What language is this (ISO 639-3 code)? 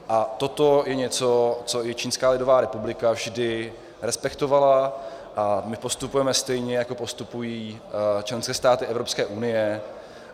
ces